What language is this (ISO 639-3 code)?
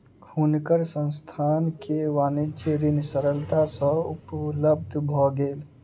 mai